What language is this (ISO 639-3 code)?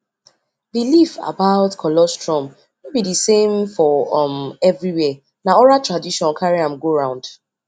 pcm